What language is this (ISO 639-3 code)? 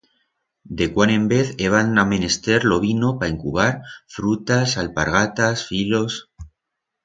arg